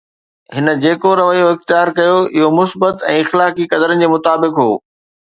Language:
Sindhi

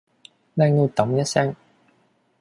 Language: Cantonese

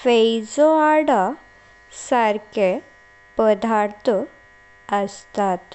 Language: Konkani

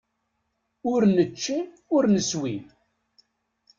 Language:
Kabyle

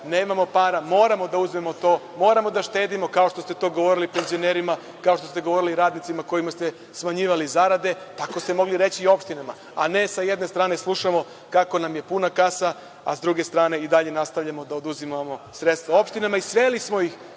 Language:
Serbian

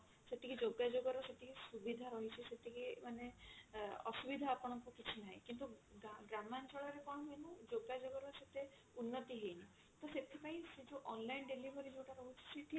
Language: Odia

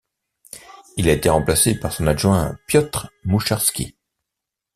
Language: French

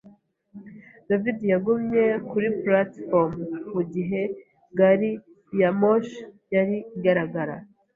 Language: Kinyarwanda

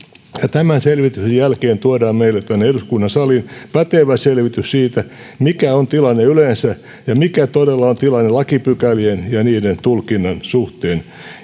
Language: Finnish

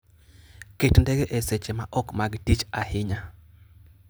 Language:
Luo (Kenya and Tanzania)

